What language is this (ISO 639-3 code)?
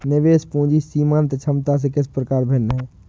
hin